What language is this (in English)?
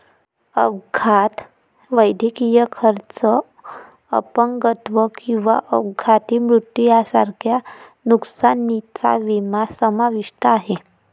Marathi